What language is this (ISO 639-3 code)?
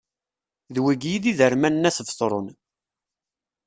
kab